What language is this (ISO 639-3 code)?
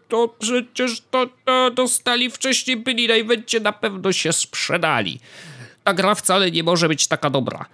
pol